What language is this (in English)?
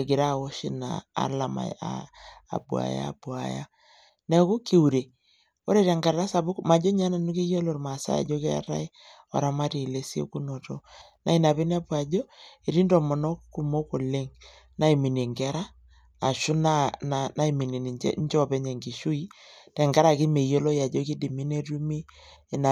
Masai